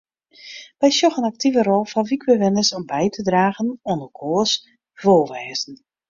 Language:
Western Frisian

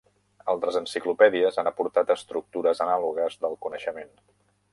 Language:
Catalan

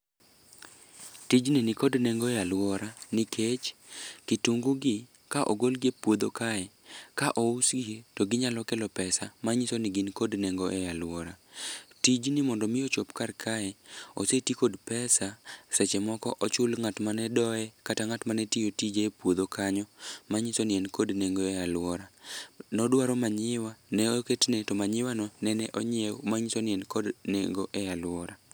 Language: Luo (Kenya and Tanzania)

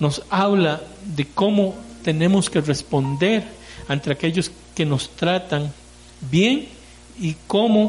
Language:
Spanish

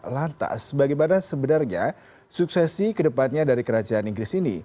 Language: Indonesian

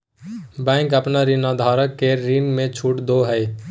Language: Magahi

